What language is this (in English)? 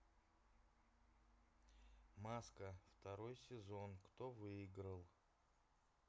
Russian